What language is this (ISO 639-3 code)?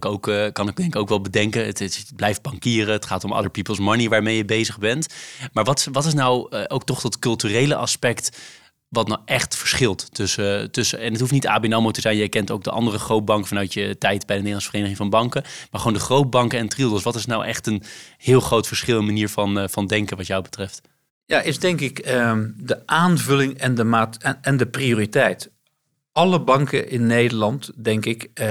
nld